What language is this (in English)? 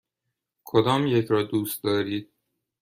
Persian